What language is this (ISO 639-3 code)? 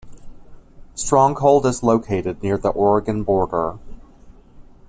eng